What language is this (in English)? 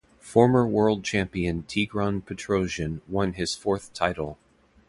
English